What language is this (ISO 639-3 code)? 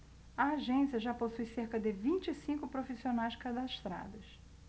por